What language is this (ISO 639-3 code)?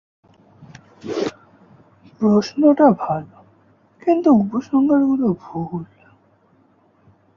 ben